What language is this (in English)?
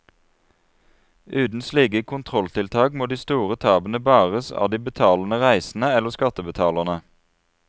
Norwegian